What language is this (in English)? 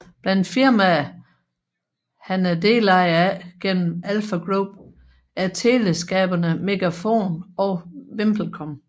Danish